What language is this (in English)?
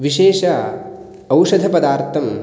Sanskrit